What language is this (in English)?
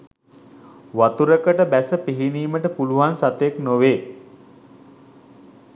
Sinhala